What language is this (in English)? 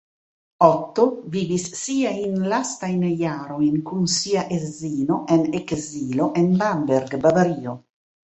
Esperanto